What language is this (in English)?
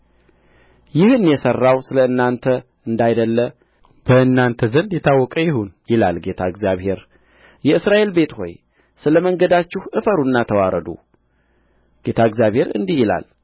Amharic